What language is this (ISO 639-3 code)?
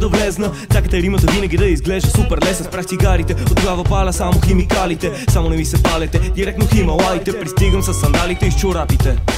bul